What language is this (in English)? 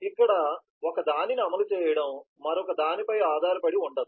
Telugu